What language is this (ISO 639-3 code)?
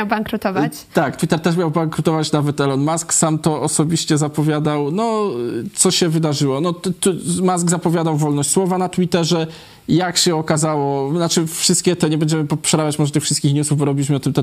pol